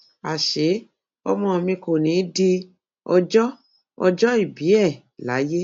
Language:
Yoruba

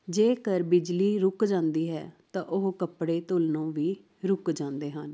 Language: Punjabi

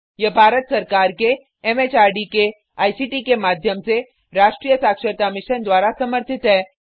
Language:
Hindi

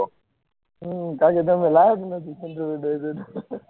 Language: Gujarati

